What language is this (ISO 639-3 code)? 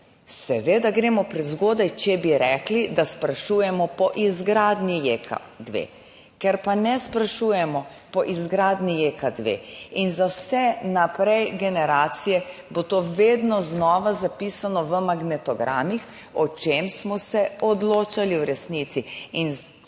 slv